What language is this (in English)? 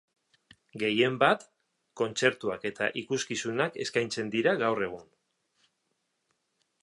Basque